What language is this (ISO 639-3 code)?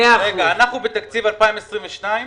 heb